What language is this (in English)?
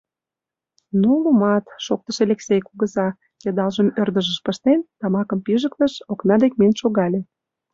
Mari